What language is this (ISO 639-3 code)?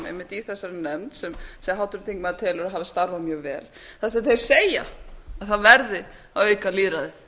isl